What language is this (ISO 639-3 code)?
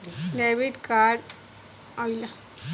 bho